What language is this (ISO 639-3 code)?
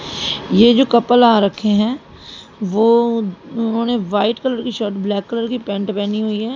hin